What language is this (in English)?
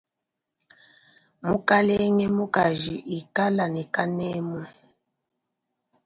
Luba-Lulua